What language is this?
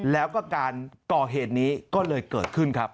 Thai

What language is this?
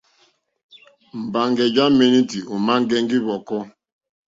Mokpwe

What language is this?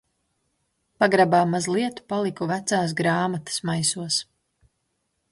Latvian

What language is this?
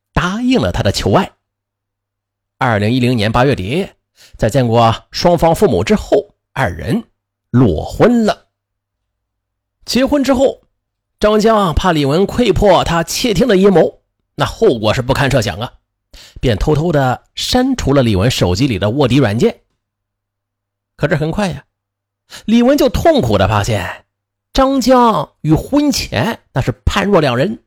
Chinese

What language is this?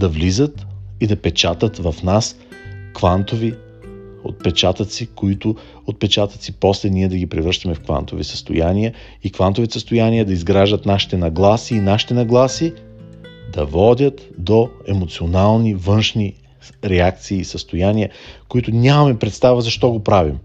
Bulgarian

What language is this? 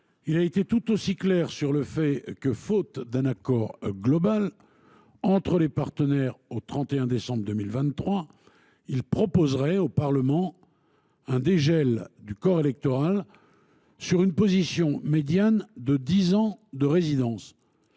French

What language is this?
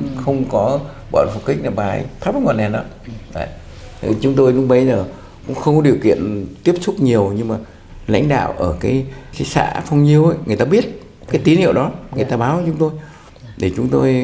Vietnamese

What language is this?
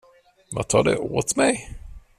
Swedish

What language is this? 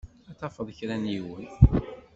Kabyle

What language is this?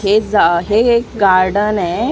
Marathi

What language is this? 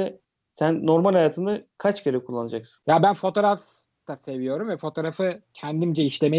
Turkish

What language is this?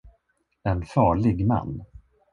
Swedish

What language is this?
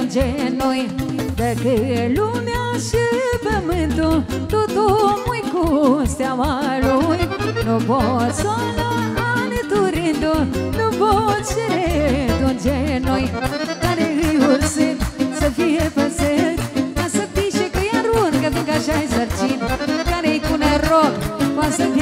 Romanian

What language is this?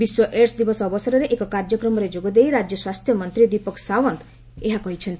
Odia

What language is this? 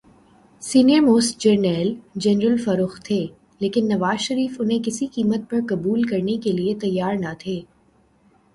Urdu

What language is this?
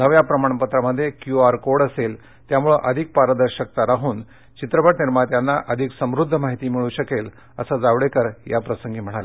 Marathi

